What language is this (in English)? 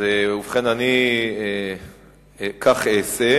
Hebrew